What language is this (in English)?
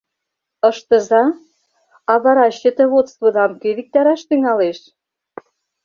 Mari